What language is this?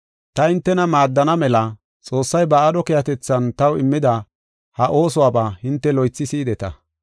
Gofa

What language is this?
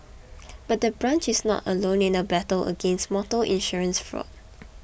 English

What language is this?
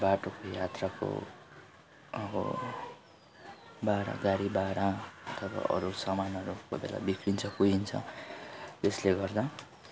Nepali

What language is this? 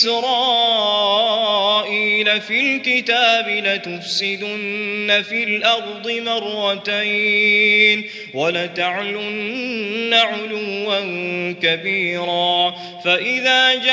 Arabic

